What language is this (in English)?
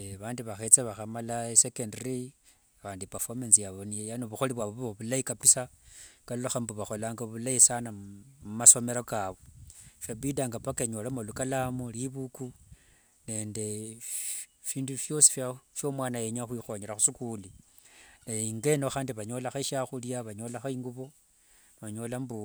Wanga